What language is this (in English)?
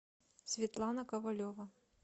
Russian